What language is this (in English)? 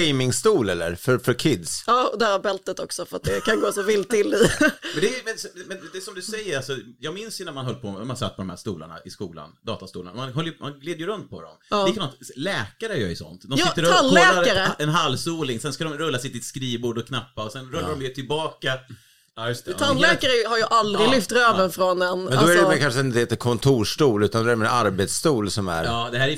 Swedish